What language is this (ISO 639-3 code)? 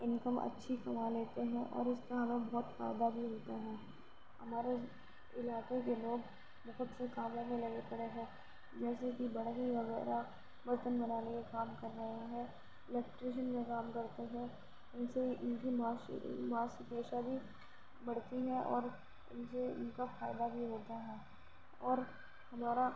urd